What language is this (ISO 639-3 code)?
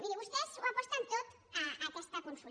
cat